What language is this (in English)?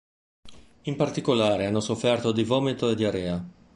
Italian